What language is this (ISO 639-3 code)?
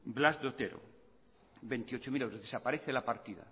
spa